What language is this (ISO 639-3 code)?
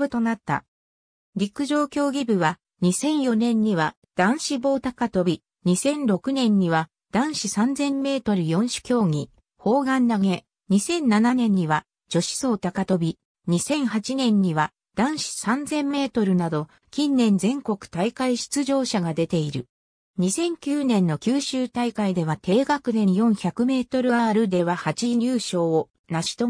jpn